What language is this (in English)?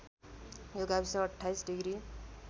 Nepali